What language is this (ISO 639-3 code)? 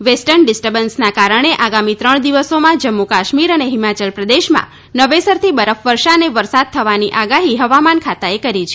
guj